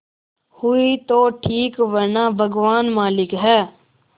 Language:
Hindi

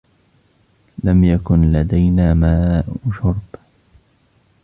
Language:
Arabic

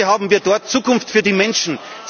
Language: German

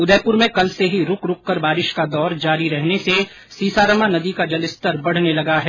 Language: Hindi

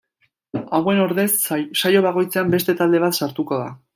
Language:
Basque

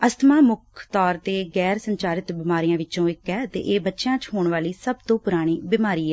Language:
Punjabi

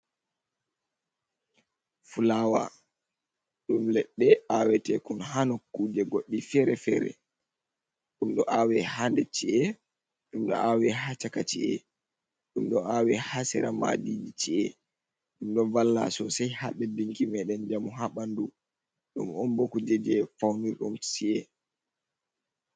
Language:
Fula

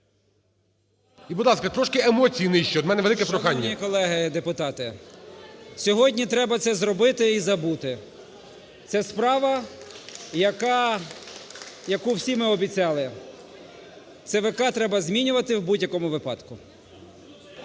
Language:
Ukrainian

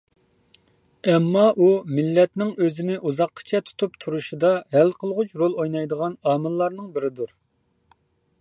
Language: Uyghur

